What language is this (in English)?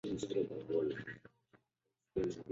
Chinese